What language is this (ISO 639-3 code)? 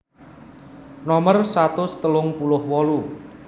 jav